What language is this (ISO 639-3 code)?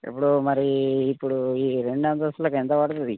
tel